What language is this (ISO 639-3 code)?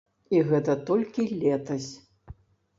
bel